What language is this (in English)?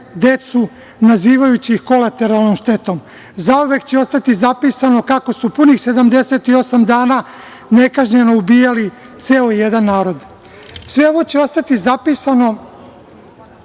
Serbian